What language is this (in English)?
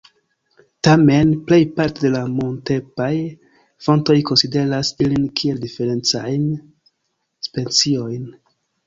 Esperanto